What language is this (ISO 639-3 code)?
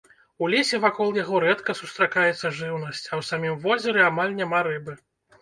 bel